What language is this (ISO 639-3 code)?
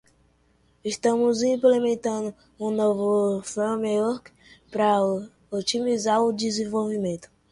por